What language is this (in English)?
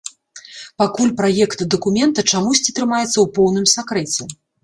Belarusian